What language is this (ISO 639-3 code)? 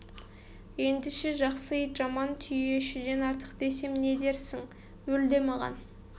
kaz